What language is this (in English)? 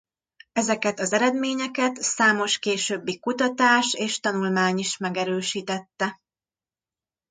Hungarian